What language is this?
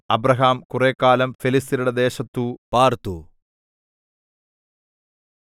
Malayalam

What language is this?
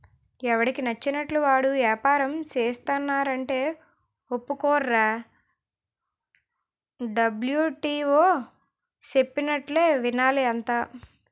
Telugu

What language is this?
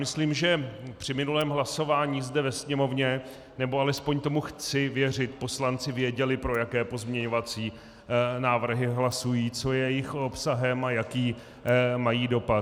Czech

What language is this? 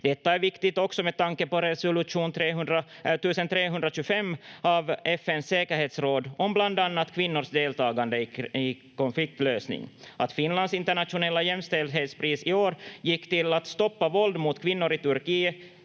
Finnish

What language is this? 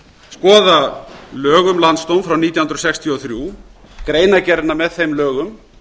Icelandic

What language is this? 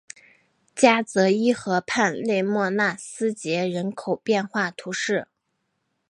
Chinese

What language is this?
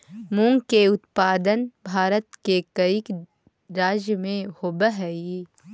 Magahi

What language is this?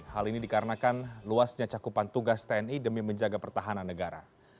Indonesian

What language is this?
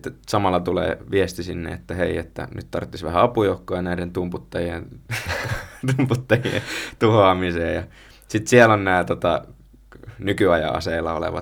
Finnish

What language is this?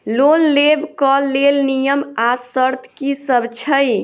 Maithili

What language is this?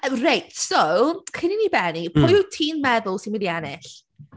Welsh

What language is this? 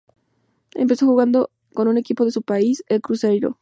Spanish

